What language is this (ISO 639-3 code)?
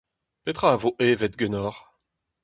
bre